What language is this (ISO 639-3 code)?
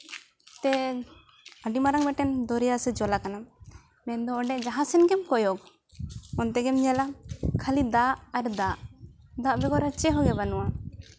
sat